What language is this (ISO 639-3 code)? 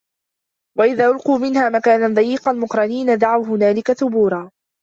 ara